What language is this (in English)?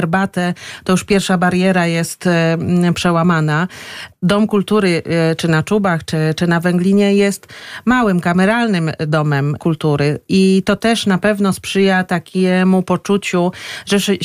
Polish